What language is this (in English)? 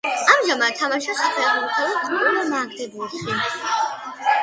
Georgian